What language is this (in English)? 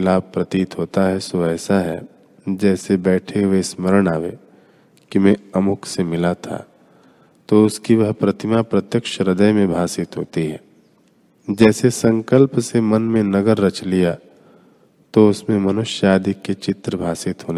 Hindi